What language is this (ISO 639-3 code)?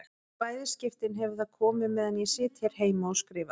isl